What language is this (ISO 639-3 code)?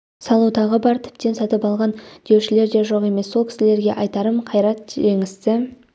kaz